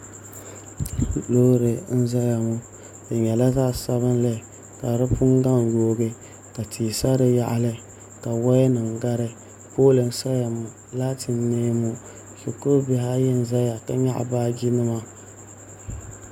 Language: Dagbani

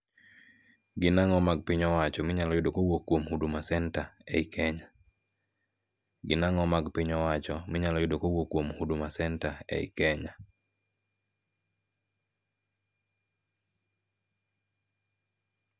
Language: Luo (Kenya and Tanzania)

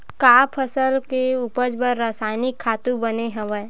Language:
Chhattisgarhi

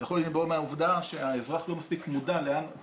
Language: Hebrew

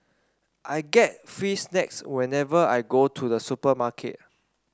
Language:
English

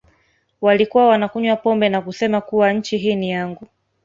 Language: Swahili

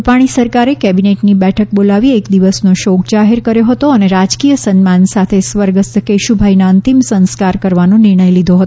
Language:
Gujarati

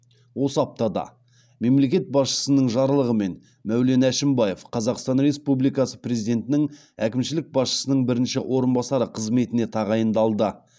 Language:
Kazakh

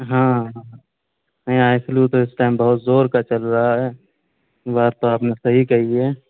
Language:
Urdu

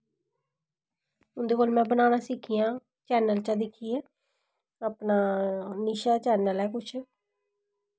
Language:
Dogri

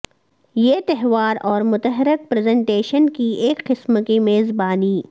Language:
Urdu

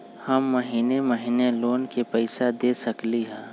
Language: Magahi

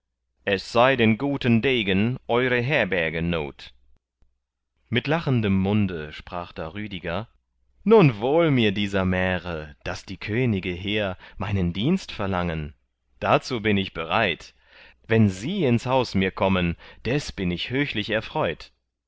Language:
German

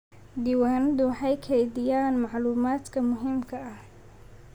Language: Somali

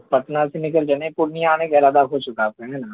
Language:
Urdu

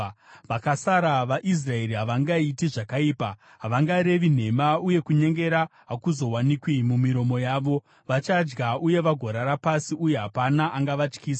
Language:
Shona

